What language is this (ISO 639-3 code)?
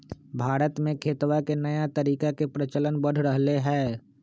mag